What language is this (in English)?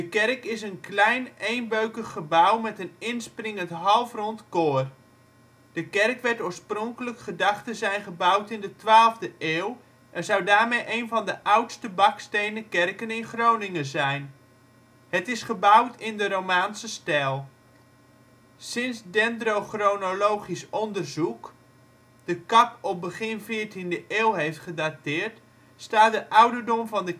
Dutch